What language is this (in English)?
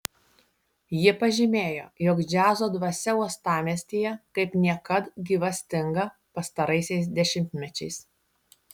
Lithuanian